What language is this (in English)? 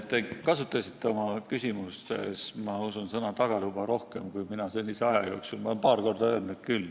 Estonian